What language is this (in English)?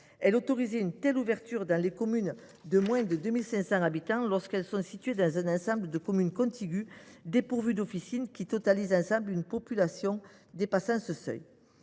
French